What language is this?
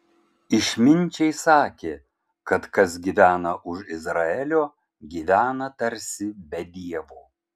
Lithuanian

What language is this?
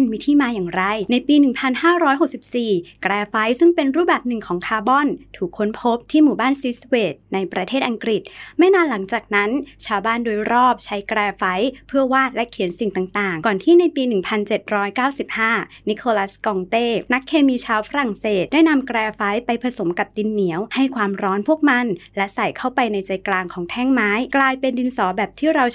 Thai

